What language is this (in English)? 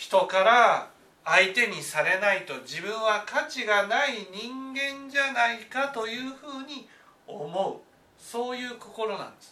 Japanese